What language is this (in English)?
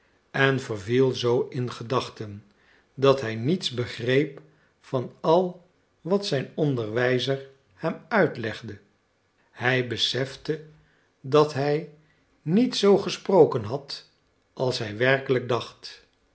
Dutch